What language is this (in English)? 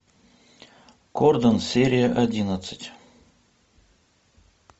Russian